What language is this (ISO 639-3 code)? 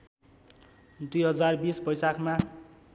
nep